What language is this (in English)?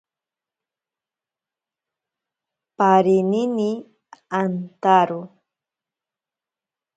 Ashéninka Perené